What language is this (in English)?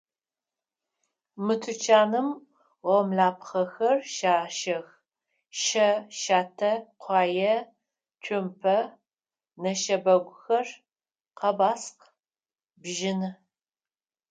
Adyghe